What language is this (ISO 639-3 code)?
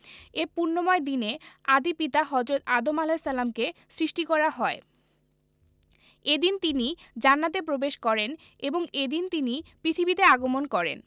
ben